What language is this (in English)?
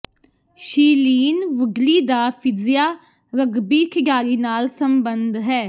Punjabi